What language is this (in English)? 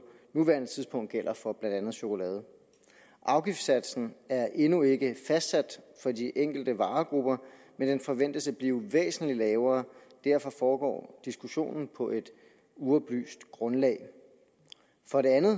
Danish